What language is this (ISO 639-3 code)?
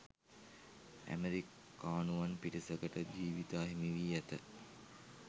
sin